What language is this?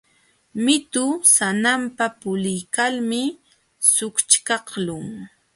Jauja Wanca Quechua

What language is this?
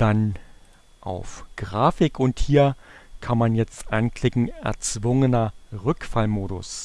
German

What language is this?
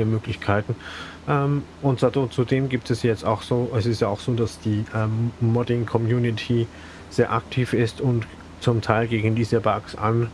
German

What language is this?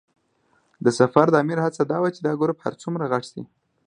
Pashto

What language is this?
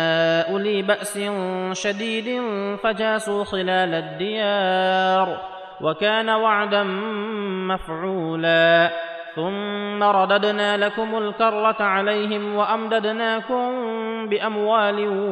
Arabic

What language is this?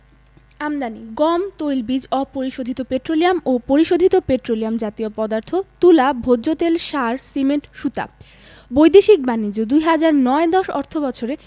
Bangla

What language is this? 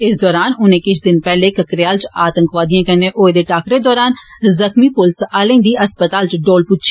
Dogri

